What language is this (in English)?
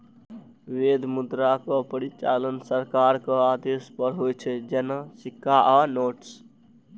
Maithili